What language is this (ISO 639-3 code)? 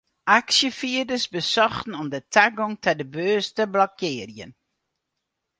fry